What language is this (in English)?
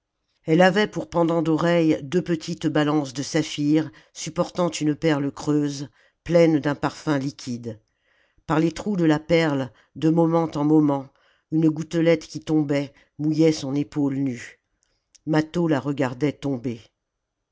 French